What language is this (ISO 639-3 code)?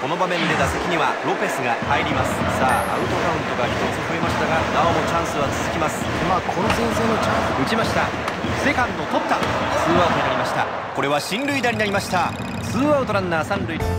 jpn